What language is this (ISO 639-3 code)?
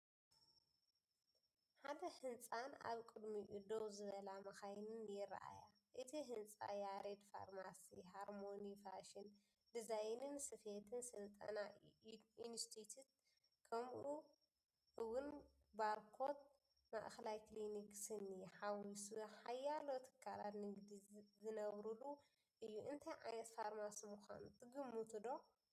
tir